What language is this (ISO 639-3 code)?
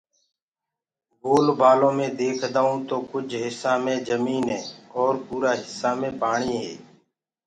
ggg